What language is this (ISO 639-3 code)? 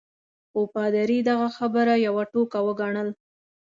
pus